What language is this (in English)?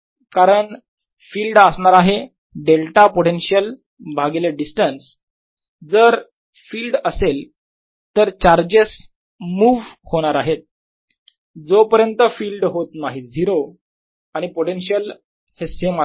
Marathi